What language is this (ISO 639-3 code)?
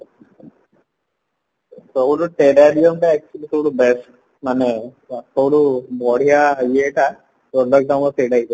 ori